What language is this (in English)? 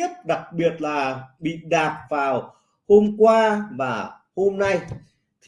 Vietnamese